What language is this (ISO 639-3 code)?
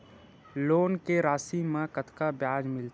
hne